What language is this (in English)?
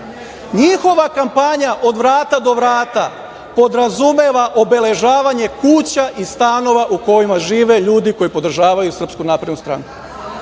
Serbian